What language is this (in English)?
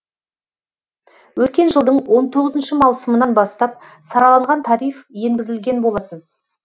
Kazakh